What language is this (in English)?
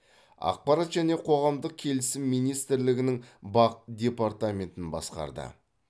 Kazakh